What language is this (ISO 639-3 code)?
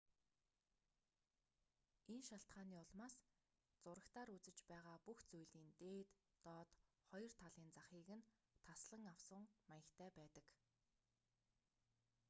mon